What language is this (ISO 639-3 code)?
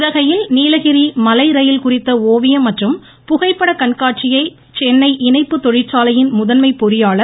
tam